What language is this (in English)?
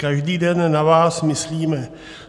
Czech